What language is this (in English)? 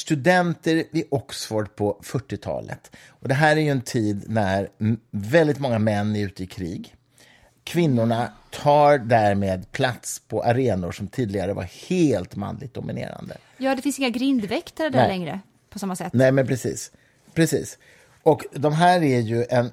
Swedish